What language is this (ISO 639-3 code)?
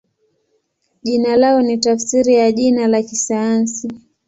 swa